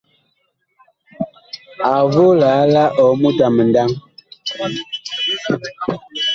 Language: Bakoko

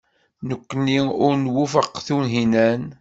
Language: Kabyle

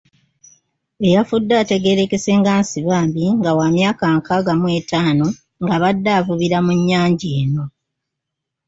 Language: Ganda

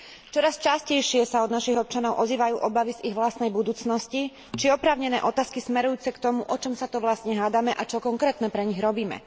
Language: Slovak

